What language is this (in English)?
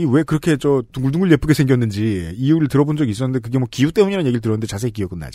Korean